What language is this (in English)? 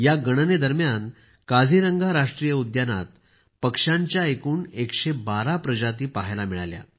Marathi